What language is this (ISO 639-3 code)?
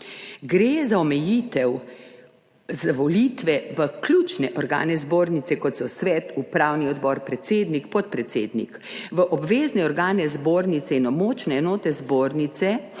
slv